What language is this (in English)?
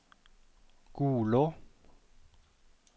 Norwegian